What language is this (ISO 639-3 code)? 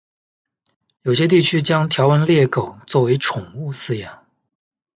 zho